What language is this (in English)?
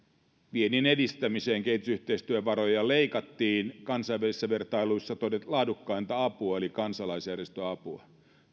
Finnish